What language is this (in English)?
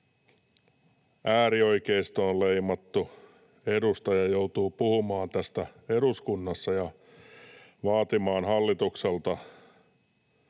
Finnish